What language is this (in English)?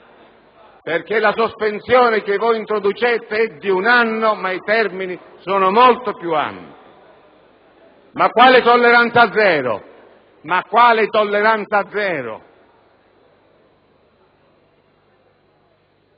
Italian